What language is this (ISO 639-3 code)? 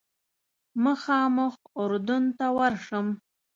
pus